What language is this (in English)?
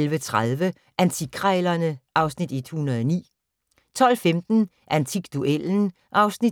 Danish